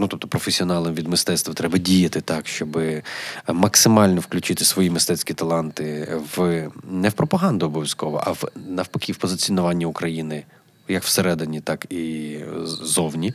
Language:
Ukrainian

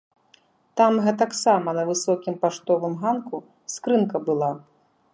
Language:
Belarusian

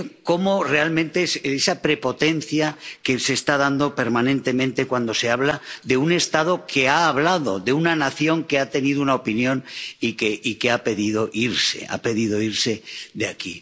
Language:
Spanish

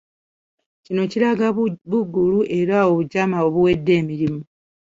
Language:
Ganda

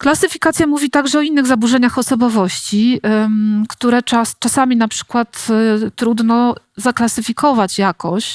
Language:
Polish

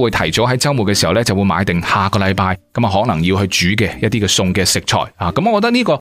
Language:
Chinese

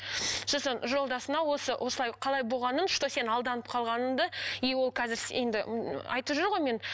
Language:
Kazakh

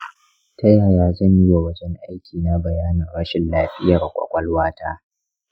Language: Hausa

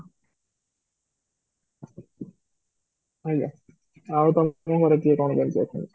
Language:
Odia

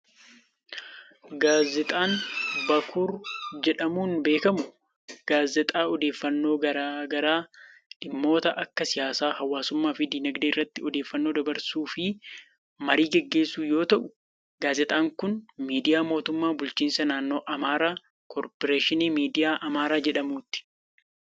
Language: Oromo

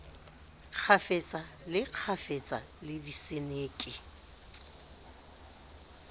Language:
Southern Sotho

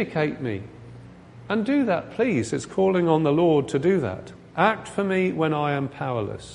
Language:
English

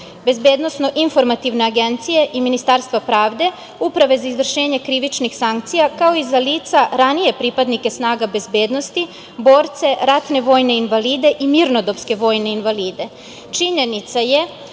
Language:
Serbian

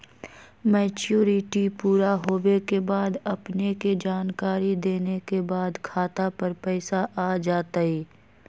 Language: Magahi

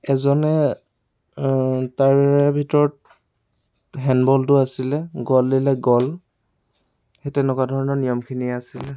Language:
Assamese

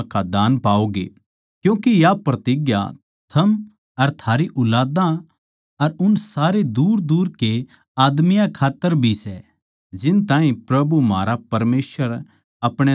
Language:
Haryanvi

